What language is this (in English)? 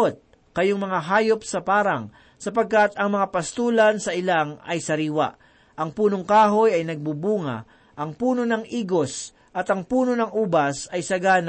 Filipino